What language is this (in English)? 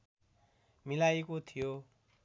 Nepali